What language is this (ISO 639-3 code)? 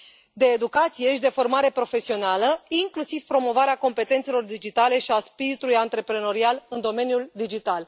ron